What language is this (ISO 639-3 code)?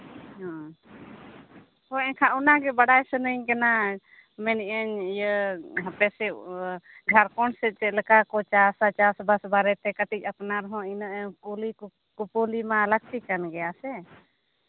sat